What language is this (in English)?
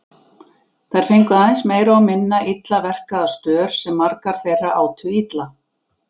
Icelandic